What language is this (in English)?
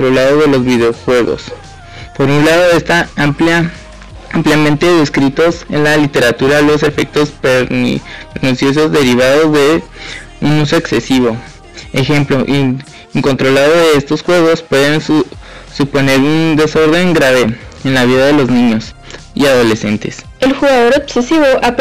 Spanish